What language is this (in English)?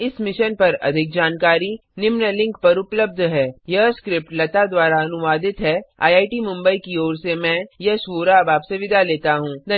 Hindi